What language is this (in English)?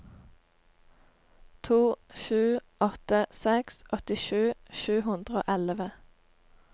Norwegian